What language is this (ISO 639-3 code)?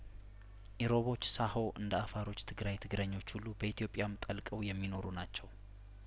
amh